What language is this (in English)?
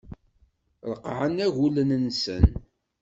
Kabyle